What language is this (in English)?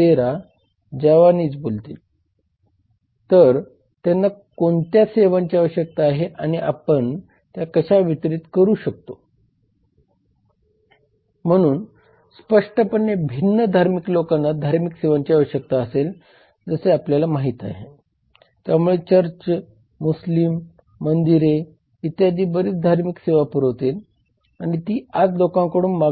Marathi